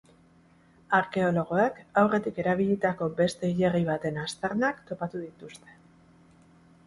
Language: Basque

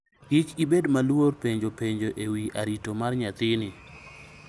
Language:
Luo (Kenya and Tanzania)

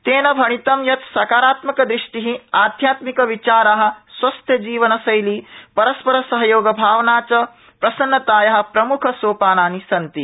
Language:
Sanskrit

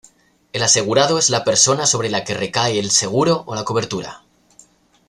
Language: Spanish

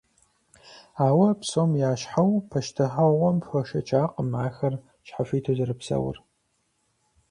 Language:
Kabardian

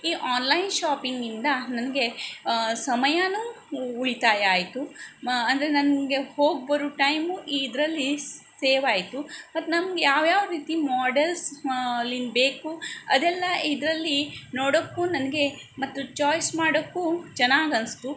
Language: Kannada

